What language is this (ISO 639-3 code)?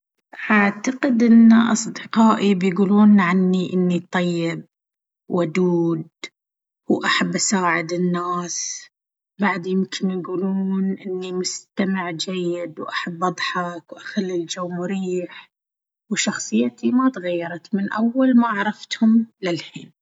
abv